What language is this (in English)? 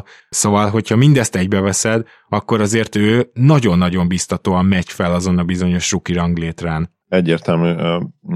Hungarian